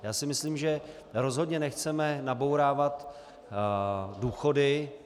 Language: Czech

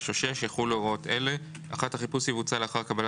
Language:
Hebrew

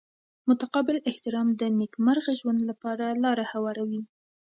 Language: Pashto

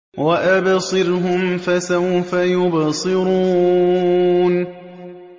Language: Arabic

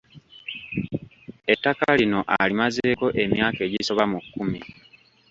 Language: Ganda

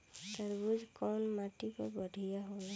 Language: Bhojpuri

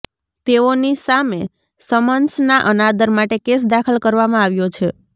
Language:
Gujarati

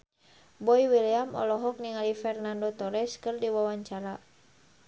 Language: Sundanese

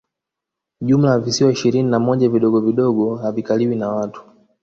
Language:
Swahili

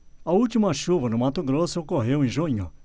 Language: Portuguese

